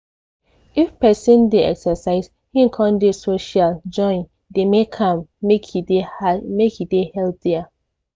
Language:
Nigerian Pidgin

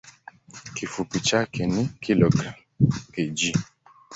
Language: Swahili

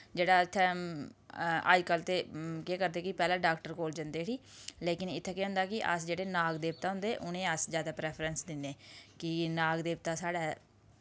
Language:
Dogri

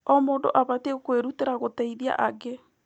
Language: Kikuyu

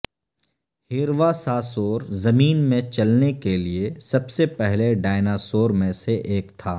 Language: Urdu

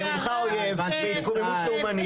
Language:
Hebrew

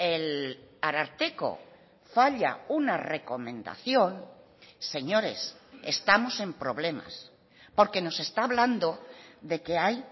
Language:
Spanish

